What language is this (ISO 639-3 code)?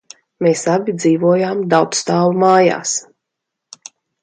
lav